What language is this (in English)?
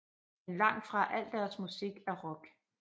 Danish